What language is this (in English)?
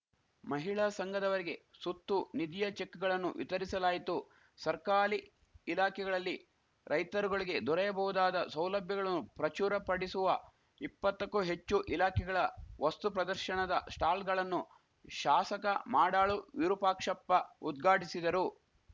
Kannada